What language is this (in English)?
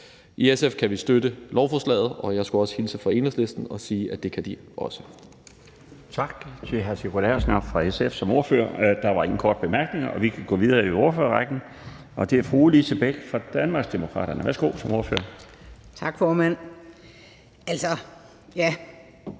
Danish